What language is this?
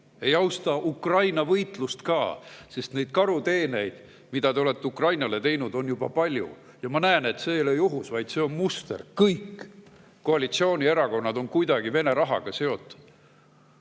Estonian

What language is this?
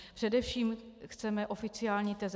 Czech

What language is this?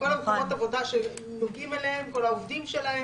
Hebrew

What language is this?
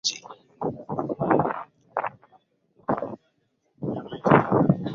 Swahili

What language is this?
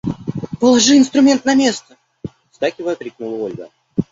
Russian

